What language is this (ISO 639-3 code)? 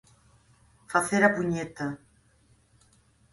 glg